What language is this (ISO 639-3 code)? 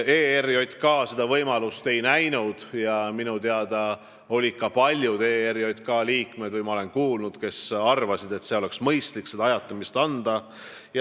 est